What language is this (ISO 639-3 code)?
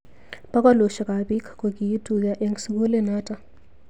kln